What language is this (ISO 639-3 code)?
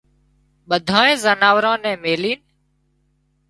kxp